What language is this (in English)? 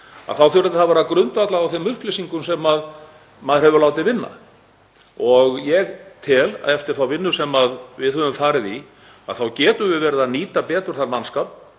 Icelandic